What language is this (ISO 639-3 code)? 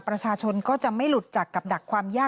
tha